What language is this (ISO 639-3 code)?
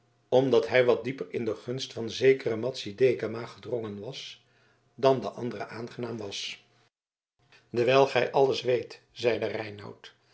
nld